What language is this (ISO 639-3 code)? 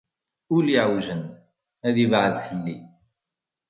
kab